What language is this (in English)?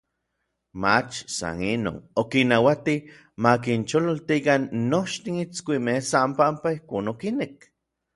Orizaba Nahuatl